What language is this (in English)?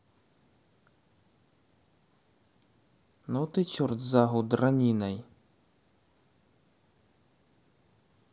Russian